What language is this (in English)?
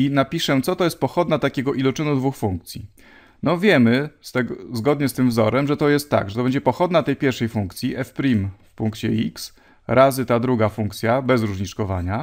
Polish